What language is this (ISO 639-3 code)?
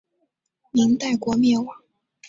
zho